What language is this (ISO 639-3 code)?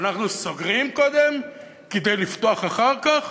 heb